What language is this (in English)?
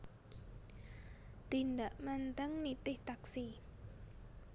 Javanese